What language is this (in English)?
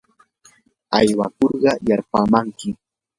Yanahuanca Pasco Quechua